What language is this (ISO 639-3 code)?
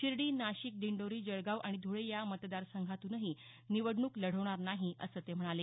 mar